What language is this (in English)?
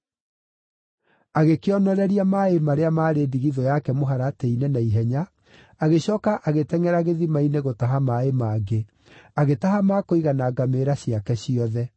Kikuyu